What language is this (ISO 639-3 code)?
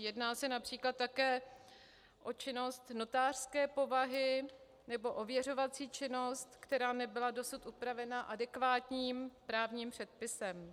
ces